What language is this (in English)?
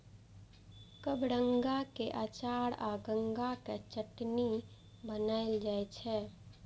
Maithili